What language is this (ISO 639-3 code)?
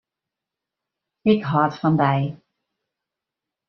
fry